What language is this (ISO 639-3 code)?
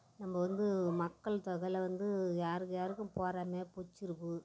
tam